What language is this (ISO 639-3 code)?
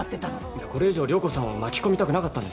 jpn